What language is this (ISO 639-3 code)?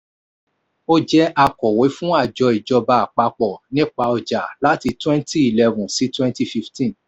yor